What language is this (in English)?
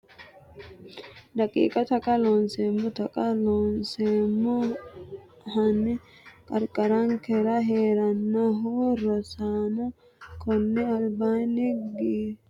Sidamo